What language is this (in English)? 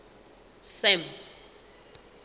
Southern Sotho